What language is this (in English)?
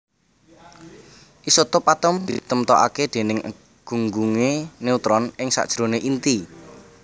Javanese